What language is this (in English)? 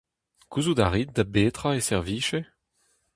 Breton